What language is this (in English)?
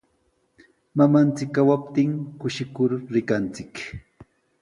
Sihuas Ancash Quechua